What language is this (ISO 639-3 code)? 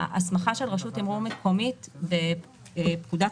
heb